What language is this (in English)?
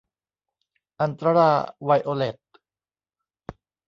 Thai